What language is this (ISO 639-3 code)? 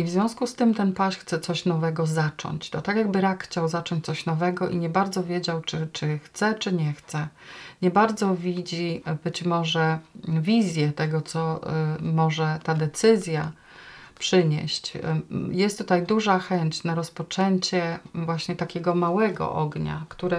pol